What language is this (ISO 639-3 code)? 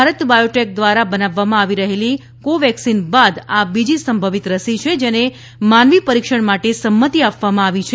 guj